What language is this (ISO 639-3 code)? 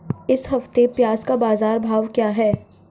hin